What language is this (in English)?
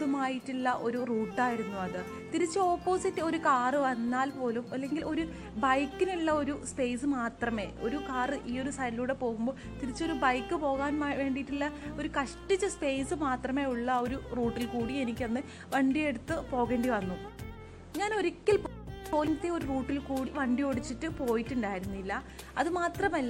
Malayalam